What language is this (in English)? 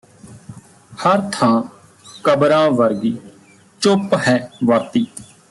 Punjabi